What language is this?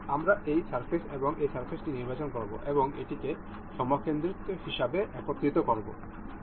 Bangla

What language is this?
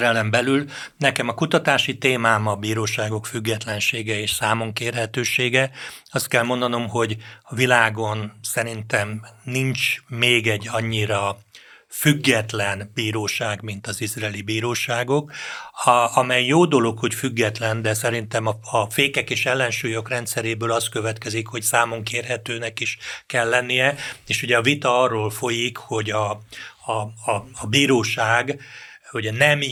Hungarian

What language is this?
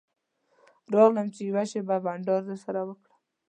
Pashto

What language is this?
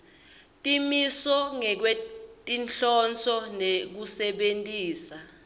Swati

